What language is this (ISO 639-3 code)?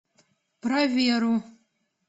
rus